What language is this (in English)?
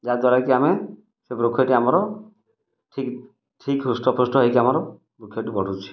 Odia